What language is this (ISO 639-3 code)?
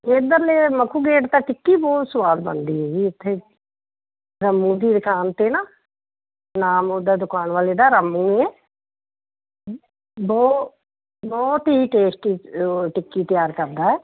pan